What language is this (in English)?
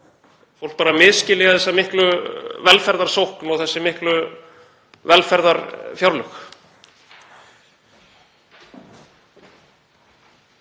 Icelandic